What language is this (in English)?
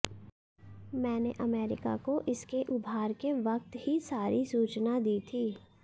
Hindi